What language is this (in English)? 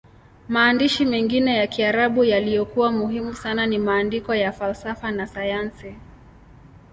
Swahili